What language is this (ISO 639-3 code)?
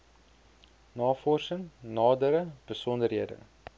afr